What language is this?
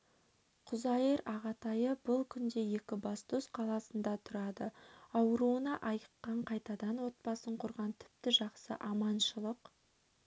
Kazakh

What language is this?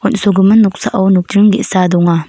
Garo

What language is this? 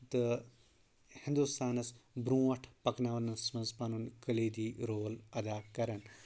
Kashmiri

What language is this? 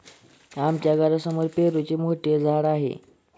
Marathi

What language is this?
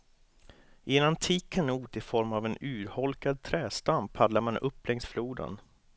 Swedish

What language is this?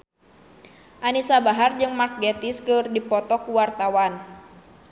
Sundanese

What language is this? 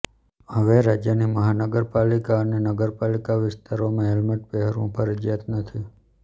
Gujarati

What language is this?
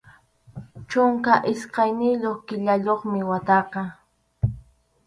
Arequipa-La Unión Quechua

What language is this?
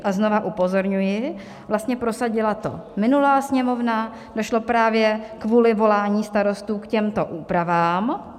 Czech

